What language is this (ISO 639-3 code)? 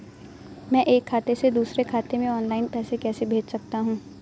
hin